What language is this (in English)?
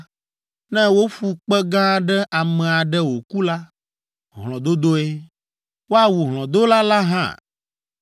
Ewe